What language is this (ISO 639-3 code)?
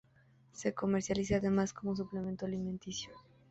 spa